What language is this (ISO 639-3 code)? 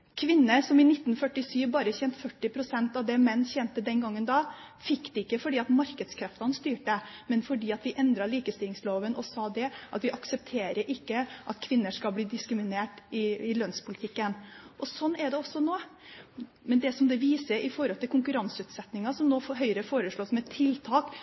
nob